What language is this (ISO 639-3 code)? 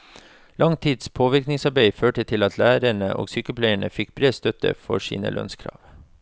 nor